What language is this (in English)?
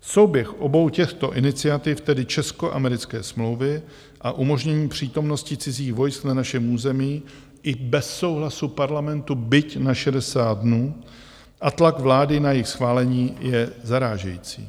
Czech